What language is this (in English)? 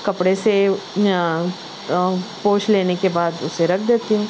Urdu